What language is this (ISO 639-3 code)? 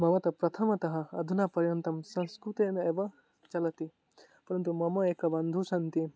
san